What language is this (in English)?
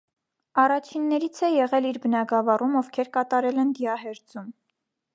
Armenian